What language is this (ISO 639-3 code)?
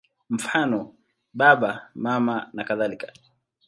swa